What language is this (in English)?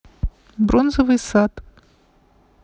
Russian